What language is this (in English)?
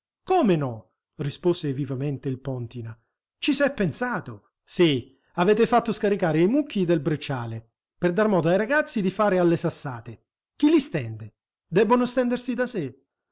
Italian